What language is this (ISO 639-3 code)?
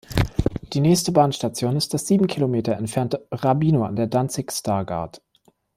deu